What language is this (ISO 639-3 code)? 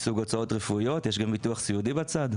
heb